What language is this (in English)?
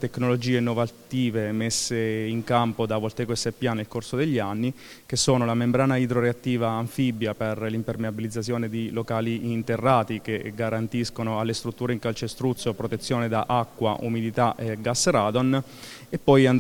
Italian